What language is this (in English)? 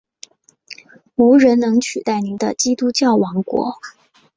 Chinese